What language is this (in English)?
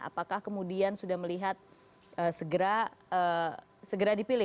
Indonesian